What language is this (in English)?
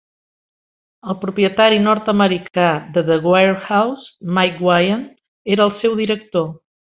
Catalan